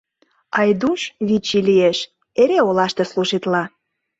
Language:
Mari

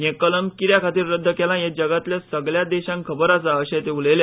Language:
Konkani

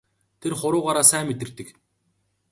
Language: Mongolian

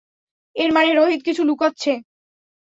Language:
Bangla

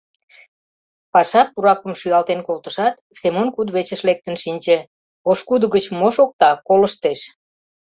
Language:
Mari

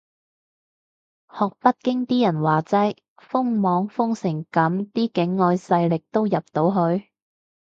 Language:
Cantonese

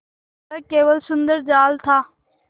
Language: Hindi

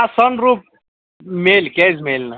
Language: Kashmiri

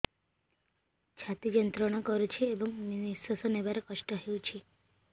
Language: Odia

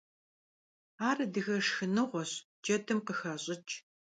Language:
Kabardian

